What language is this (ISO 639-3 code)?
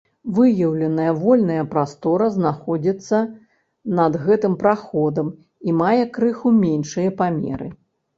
bel